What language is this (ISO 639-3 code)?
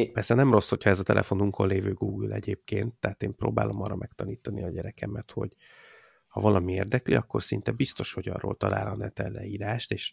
hun